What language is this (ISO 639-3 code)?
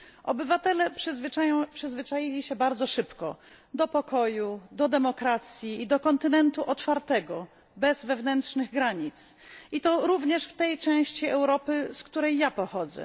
pol